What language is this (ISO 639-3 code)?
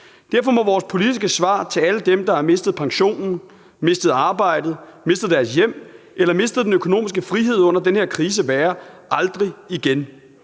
dan